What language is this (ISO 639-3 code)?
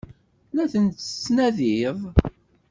kab